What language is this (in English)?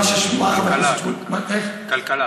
Hebrew